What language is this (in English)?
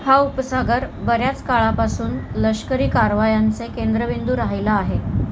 Marathi